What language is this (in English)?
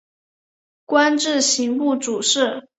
Chinese